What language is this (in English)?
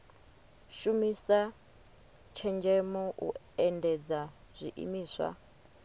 Venda